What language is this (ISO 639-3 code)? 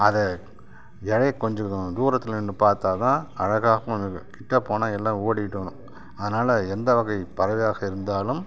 tam